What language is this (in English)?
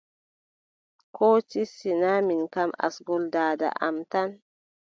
Adamawa Fulfulde